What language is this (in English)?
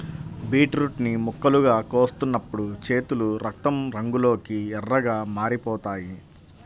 Telugu